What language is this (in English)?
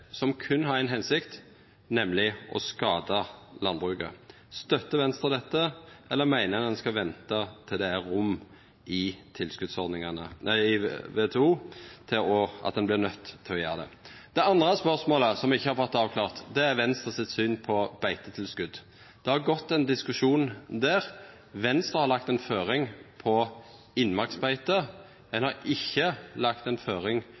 Norwegian Nynorsk